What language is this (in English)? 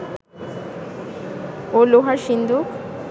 Bangla